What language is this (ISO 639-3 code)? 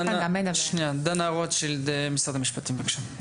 heb